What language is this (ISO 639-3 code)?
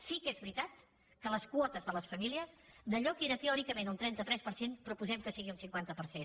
cat